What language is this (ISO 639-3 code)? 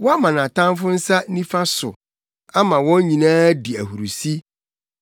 aka